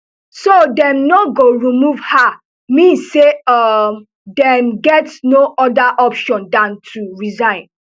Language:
Nigerian Pidgin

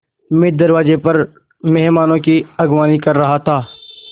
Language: Hindi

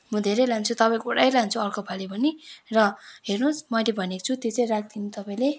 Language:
Nepali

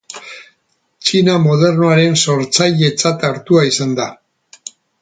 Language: Basque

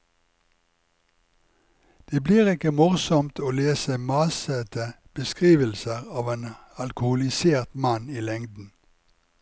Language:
Norwegian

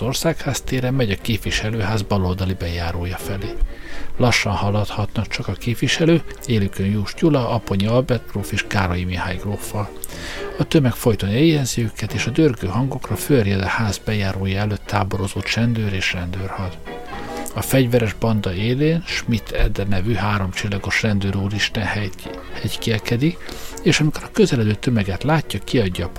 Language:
Hungarian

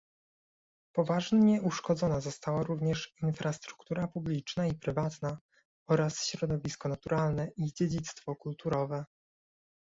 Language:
Polish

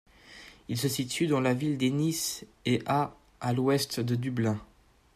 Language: French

